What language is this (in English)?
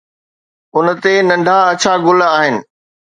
Sindhi